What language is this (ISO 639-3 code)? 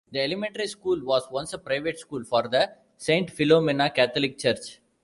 eng